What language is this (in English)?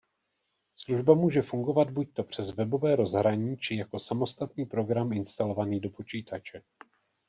Czech